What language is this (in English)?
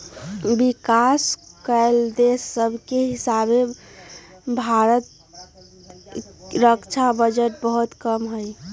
Magahi